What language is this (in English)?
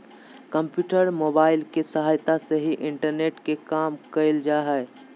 Magahi